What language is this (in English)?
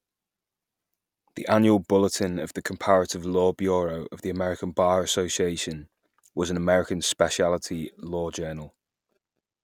English